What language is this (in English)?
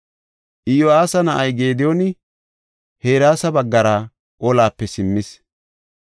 Gofa